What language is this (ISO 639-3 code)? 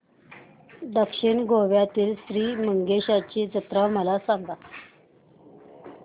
mar